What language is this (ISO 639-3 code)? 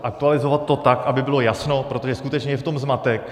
ces